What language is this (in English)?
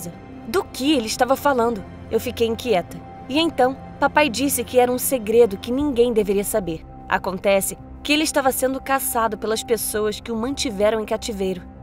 Portuguese